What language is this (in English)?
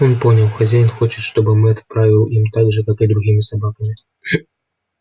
Russian